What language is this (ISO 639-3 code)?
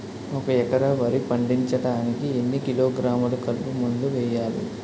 tel